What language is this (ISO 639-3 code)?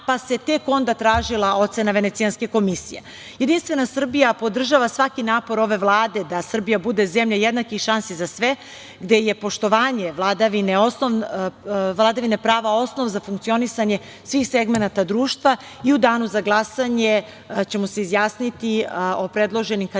srp